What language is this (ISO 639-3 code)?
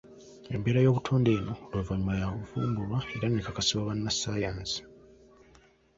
lug